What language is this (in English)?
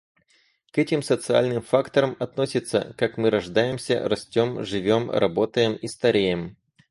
Russian